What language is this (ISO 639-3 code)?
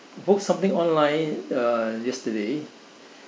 eng